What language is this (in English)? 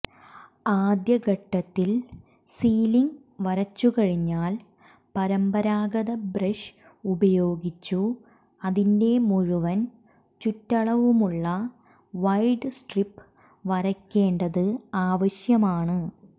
Malayalam